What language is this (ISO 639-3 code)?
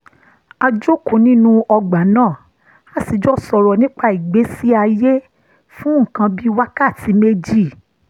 yor